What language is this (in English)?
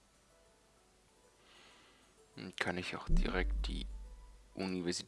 German